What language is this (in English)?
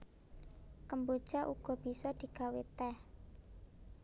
Javanese